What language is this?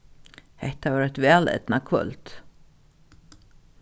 Faroese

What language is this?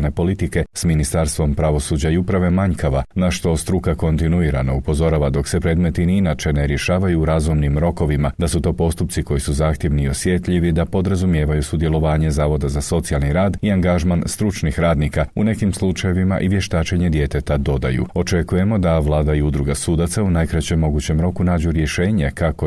Croatian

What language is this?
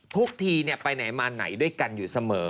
Thai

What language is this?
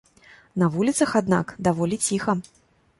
Belarusian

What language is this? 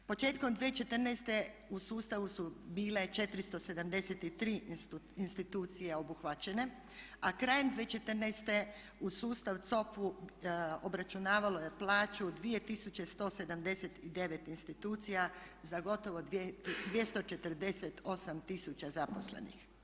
Croatian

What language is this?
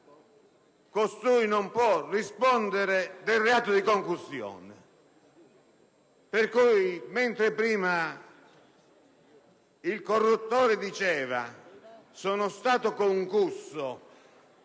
Italian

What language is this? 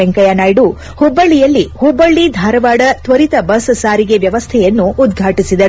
Kannada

